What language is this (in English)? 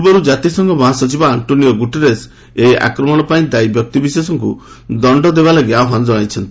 Odia